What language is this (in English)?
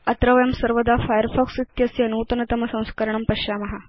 Sanskrit